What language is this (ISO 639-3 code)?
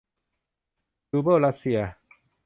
tha